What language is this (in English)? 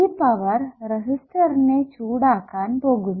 Malayalam